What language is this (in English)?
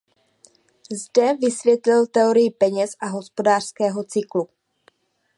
Czech